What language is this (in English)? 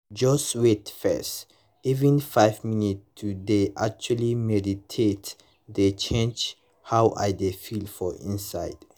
Nigerian Pidgin